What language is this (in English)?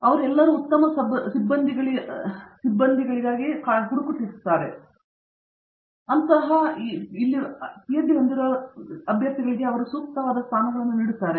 Kannada